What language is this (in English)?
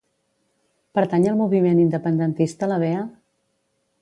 Catalan